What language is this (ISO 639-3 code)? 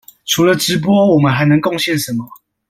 zho